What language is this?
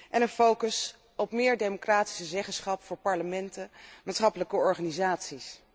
Dutch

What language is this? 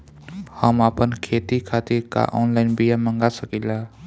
Bhojpuri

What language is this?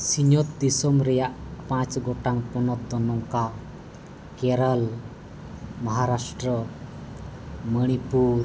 Santali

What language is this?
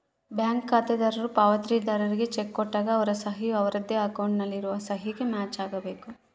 Kannada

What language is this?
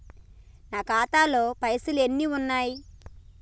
Telugu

